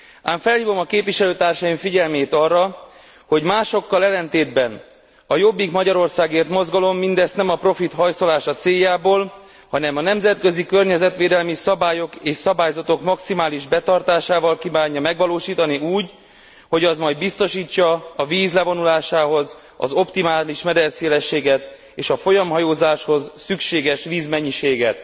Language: Hungarian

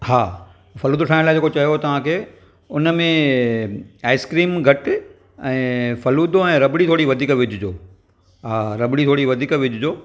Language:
Sindhi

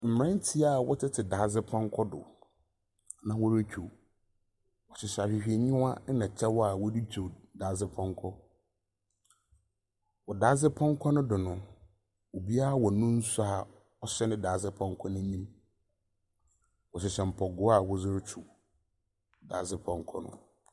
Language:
Akan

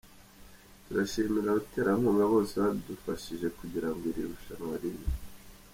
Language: Kinyarwanda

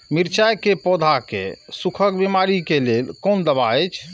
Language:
Maithili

